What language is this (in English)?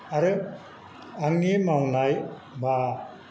Bodo